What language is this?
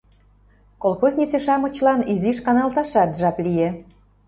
Mari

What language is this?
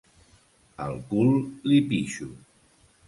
Catalan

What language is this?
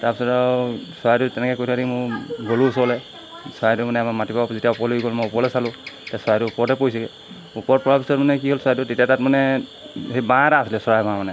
Assamese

